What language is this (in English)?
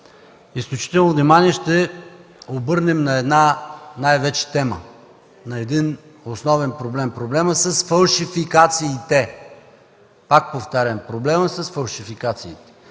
Bulgarian